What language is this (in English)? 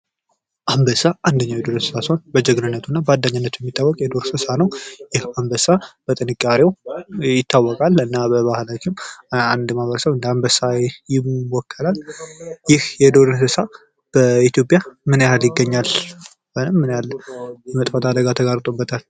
Amharic